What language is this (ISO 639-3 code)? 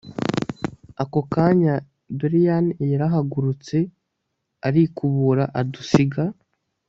kin